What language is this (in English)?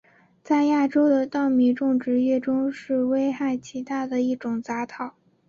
Chinese